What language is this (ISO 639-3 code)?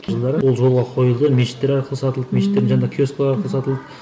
kaz